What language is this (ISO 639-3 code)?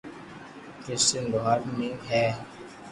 lrk